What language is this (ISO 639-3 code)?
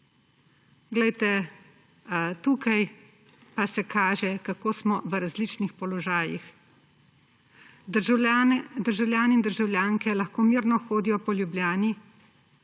slv